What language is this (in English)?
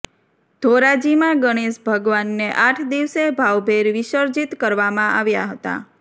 Gujarati